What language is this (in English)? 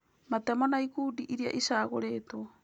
Kikuyu